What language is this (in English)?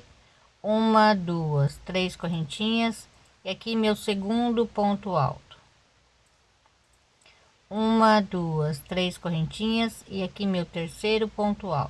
Portuguese